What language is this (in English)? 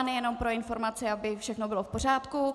Czech